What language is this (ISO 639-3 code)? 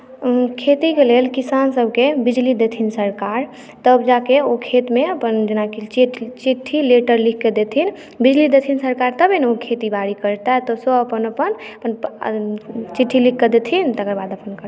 mai